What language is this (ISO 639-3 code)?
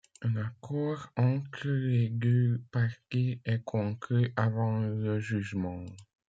fra